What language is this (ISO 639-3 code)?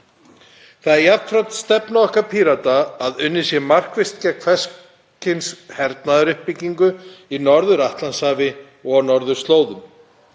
isl